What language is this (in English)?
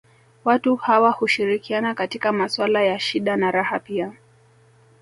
Swahili